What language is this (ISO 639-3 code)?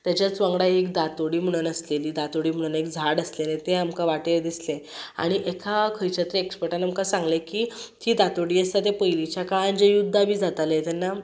kok